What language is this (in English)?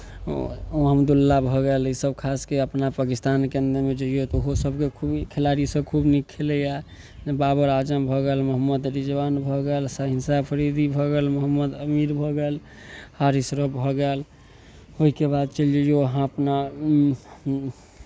Maithili